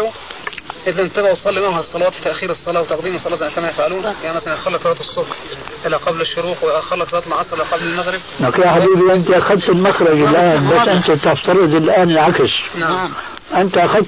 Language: Arabic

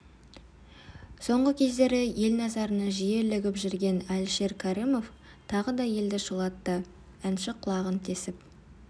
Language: Kazakh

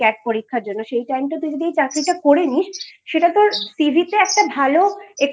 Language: Bangla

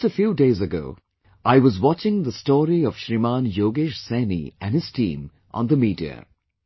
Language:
English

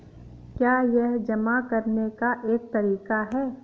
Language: Hindi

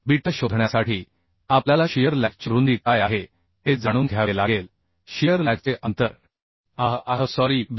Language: Marathi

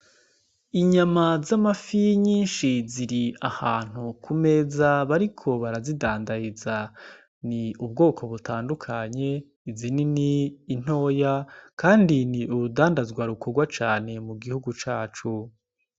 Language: Rundi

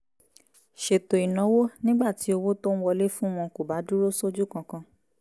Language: Yoruba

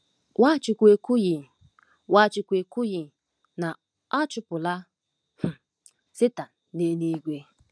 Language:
Igbo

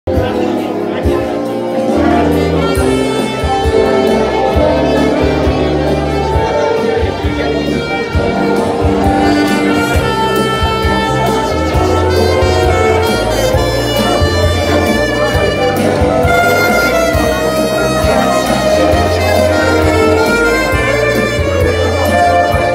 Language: Russian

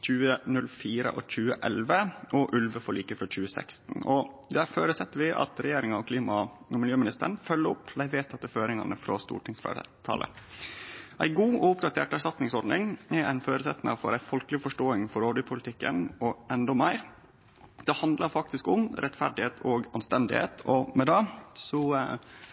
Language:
Norwegian Nynorsk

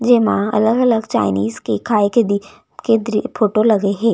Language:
Chhattisgarhi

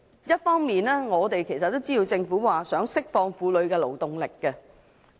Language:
Cantonese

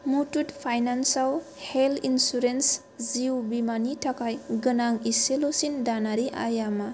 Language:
Bodo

